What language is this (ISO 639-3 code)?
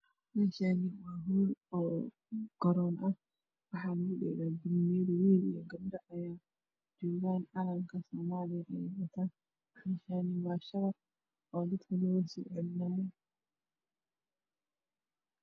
som